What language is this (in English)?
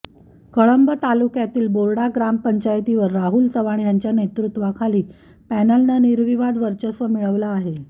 Marathi